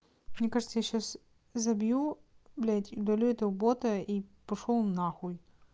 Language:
Russian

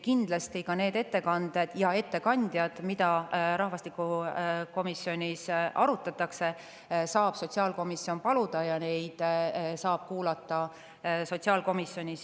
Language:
Estonian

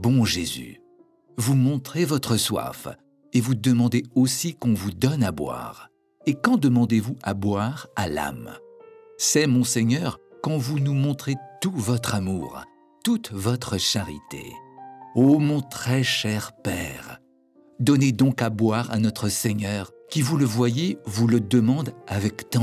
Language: French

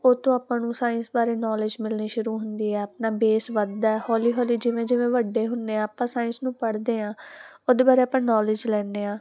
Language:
Punjabi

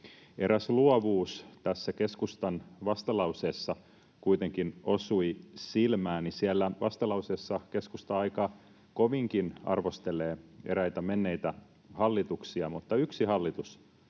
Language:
Finnish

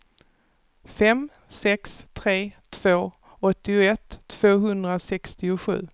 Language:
Swedish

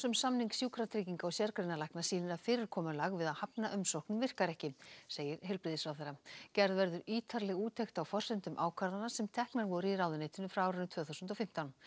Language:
Icelandic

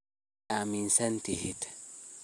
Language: Somali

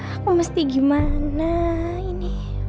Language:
Indonesian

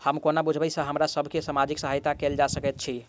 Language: Maithili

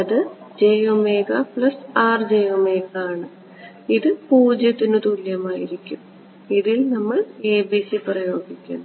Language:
Malayalam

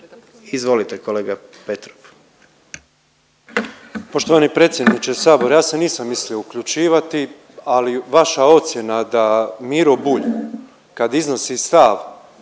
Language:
Croatian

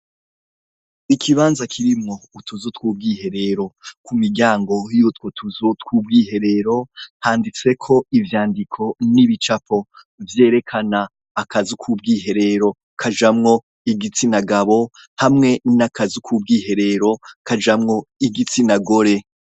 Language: Rundi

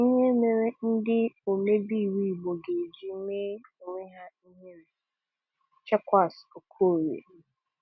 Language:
Igbo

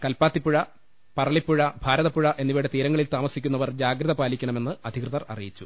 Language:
Malayalam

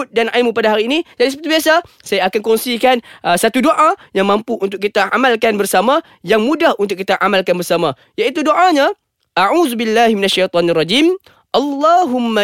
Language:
Malay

